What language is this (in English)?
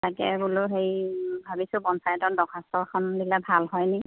Assamese